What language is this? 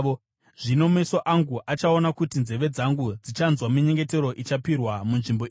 Shona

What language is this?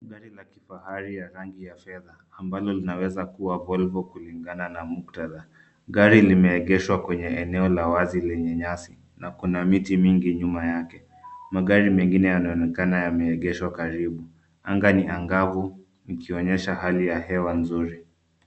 Swahili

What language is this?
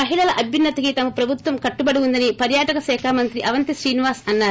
Telugu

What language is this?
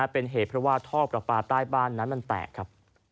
Thai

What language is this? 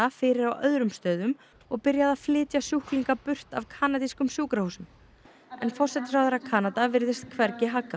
Icelandic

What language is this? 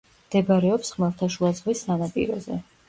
Georgian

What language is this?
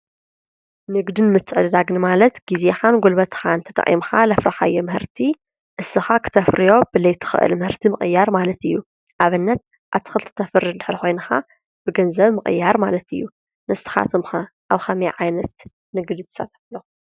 Tigrinya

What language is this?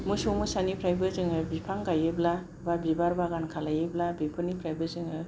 Bodo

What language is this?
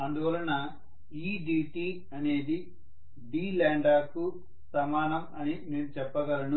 Telugu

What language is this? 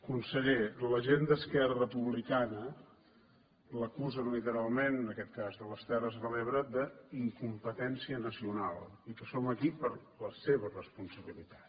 Catalan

